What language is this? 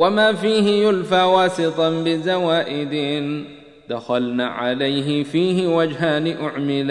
Arabic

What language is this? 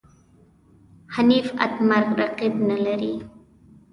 Pashto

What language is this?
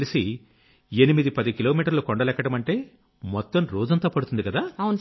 Telugu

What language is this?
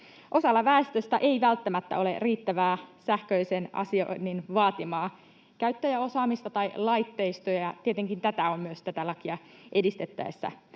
Finnish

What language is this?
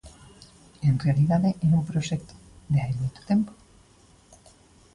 Galician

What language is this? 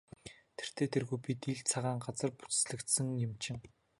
Mongolian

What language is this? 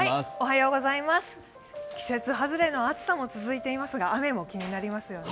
Japanese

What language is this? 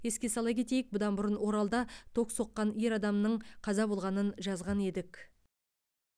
Kazakh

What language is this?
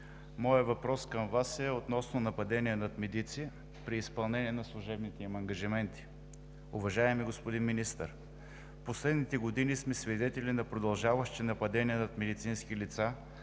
Bulgarian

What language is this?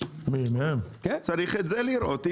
Hebrew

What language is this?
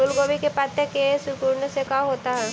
Magahi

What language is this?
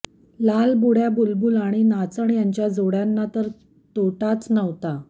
Marathi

